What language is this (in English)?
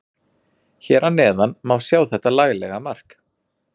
Icelandic